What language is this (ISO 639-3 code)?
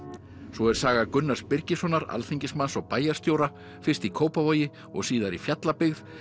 isl